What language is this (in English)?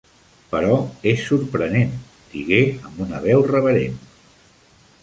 Catalan